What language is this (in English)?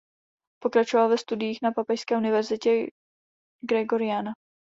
Czech